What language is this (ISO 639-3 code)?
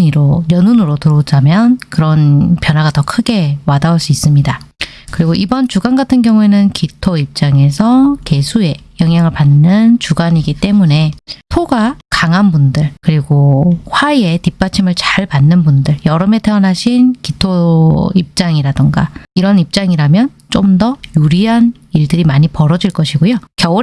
kor